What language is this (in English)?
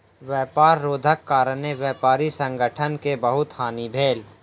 Maithili